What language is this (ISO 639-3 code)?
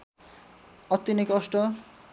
nep